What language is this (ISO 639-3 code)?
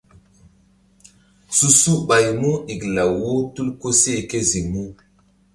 mdd